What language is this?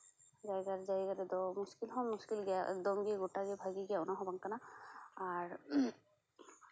Santali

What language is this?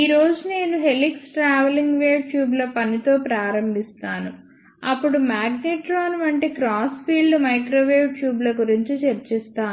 Telugu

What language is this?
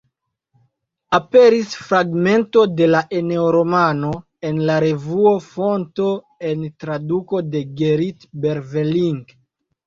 Esperanto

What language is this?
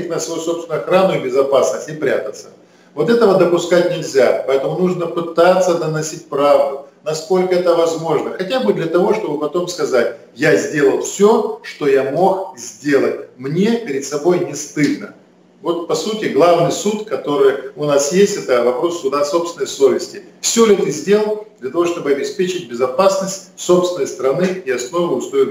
Russian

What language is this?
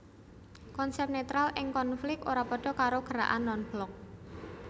Javanese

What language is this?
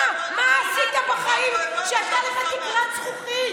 Hebrew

